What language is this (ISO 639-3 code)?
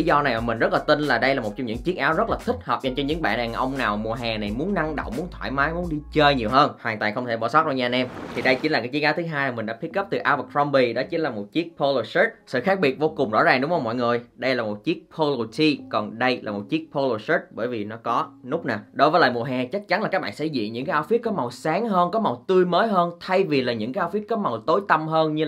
vie